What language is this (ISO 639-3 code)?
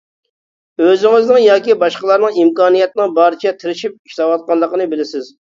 uig